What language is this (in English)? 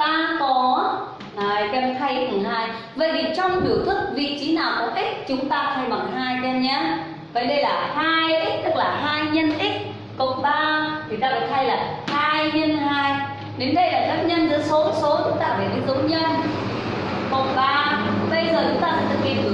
Vietnamese